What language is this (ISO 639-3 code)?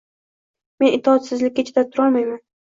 uzb